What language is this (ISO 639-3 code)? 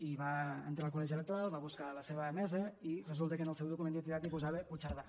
cat